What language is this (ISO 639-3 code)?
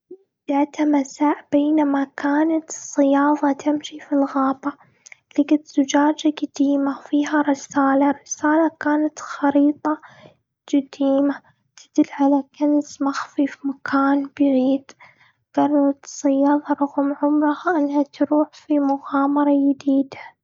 afb